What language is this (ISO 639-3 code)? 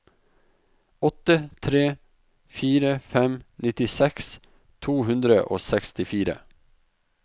nor